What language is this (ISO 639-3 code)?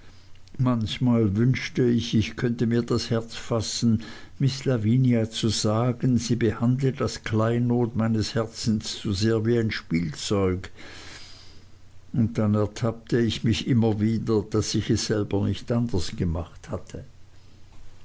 deu